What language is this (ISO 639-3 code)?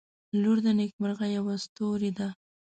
pus